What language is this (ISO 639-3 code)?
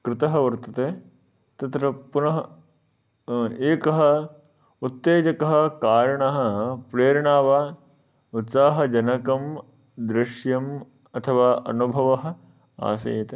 san